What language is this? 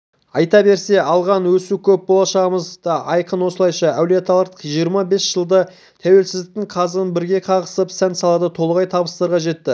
Kazakh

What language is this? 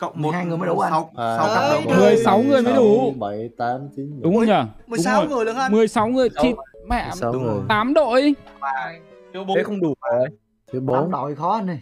Vietnamese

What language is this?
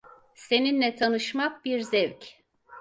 Turkish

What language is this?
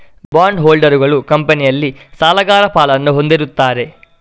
Kannada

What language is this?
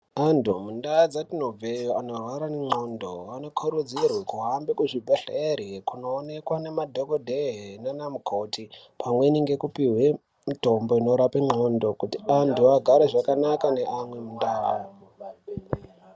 Ndau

